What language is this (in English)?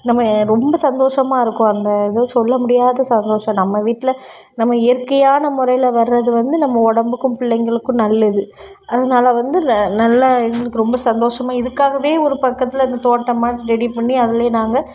Tamil